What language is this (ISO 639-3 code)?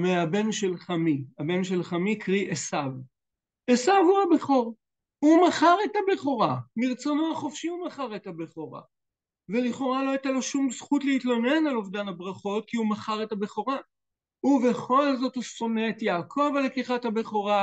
heb